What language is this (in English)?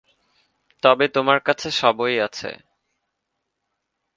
Bangla